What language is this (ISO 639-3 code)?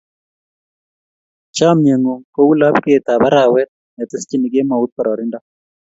kln